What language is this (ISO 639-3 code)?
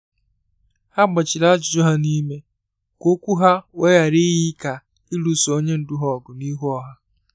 ibo